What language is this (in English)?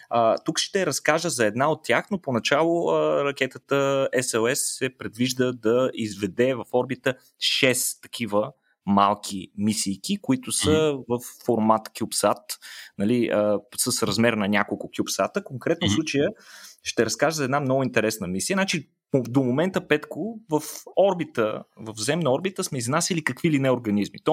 Bulgarian